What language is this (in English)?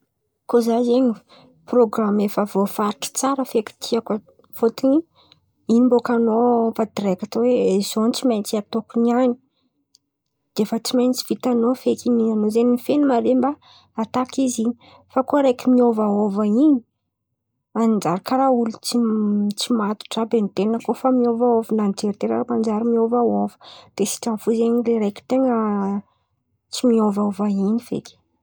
Antankarana Malagasy